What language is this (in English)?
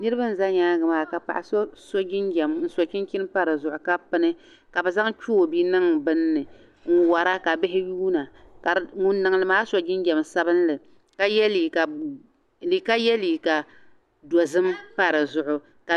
Dagbani